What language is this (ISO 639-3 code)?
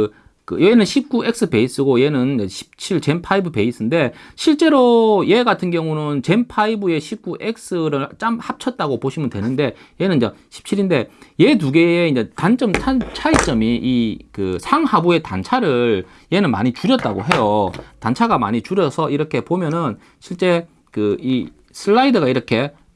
kor